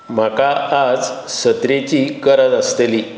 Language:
Konkani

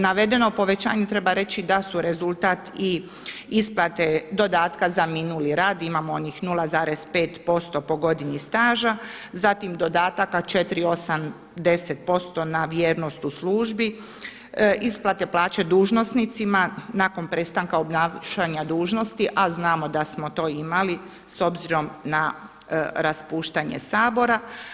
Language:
Croatian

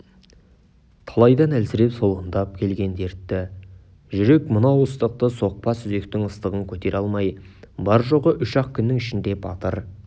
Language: Kazakh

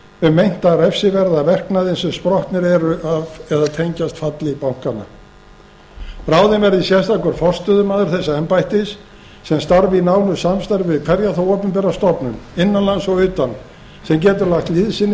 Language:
Icelandic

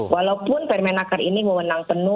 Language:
Indonesian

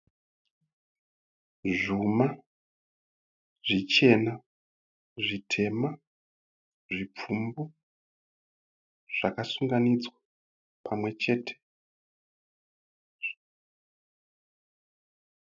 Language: Shona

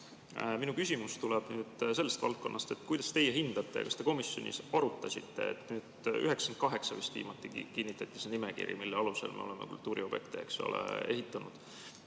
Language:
Estonian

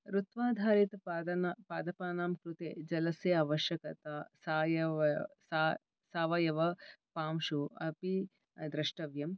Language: Sanskrit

